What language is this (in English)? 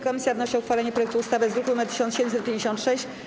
Polish